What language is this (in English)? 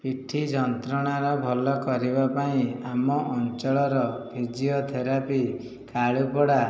Odia